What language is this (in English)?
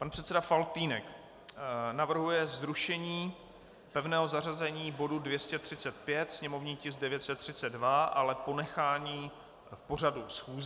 Czech